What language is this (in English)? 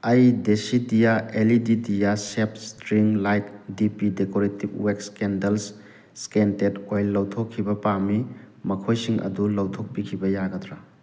Manipuri